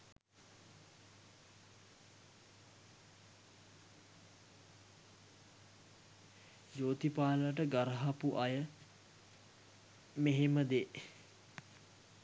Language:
Sinhala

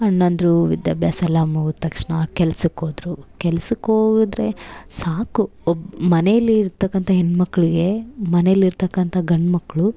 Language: Kannada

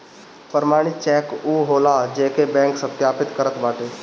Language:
Bhojpuri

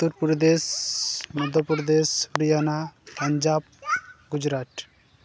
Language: Santali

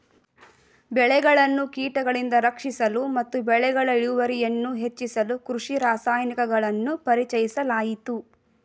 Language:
Kannada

